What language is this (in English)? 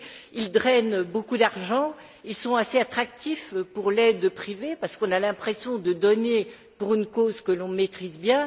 French